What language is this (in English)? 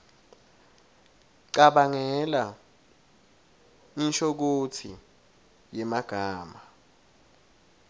Swati